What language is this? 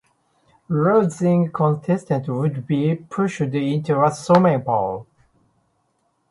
English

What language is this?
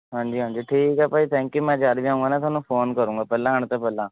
Punjabi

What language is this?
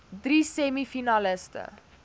Afrikaans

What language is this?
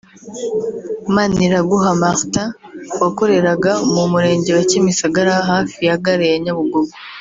Kinyarwanda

